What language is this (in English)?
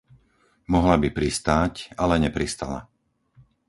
Slovak